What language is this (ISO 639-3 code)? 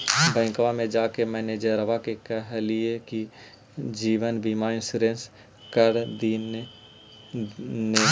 mag